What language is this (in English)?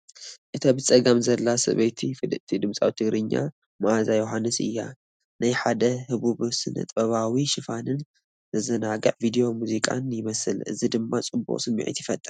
Tigrinya